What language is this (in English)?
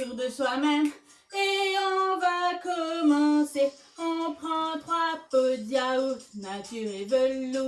French